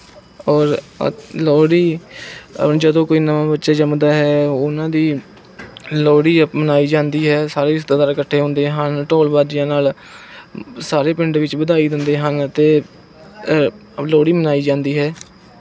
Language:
Punjabi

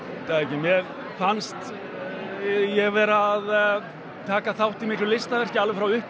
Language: Icelandic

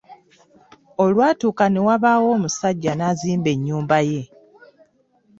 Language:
Ganda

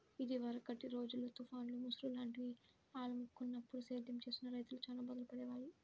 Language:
Telugu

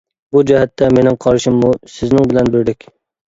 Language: Uyghur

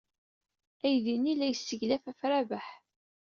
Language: Kabyle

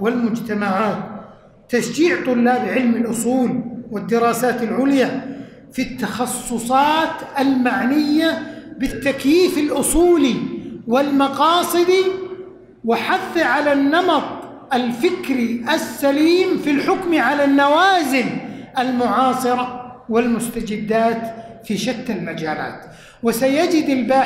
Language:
Arabic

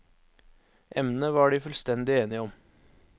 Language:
Norwegian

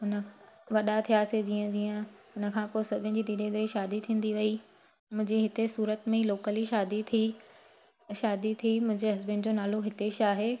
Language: Sindhi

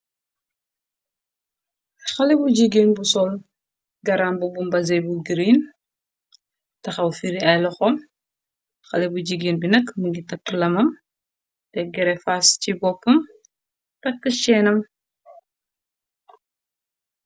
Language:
Wolof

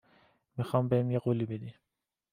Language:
Persian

